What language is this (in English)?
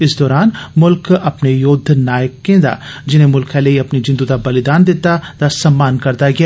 Dogri